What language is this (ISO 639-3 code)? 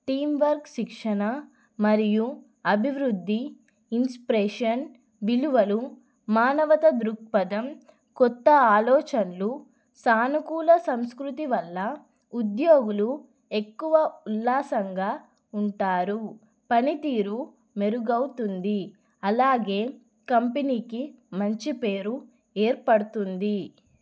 tel